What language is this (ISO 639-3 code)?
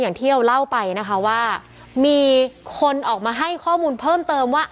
tha